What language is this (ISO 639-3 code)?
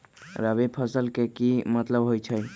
mag